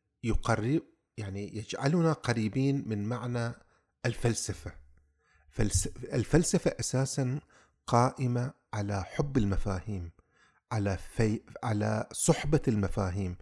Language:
Arabic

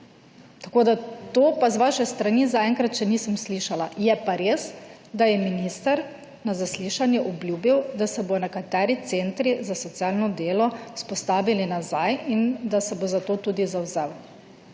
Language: Slovenian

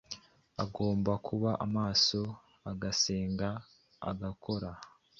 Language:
Kinyarwanda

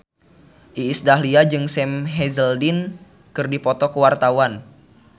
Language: Sundanese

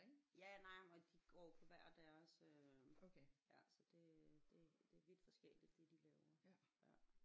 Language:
Danish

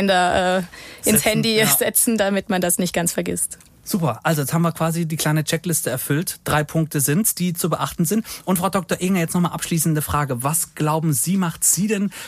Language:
German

